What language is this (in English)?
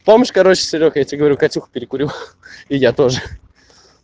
Russian